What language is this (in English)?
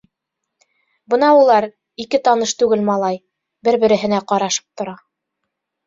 Bashkir